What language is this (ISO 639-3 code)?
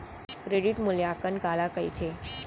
hne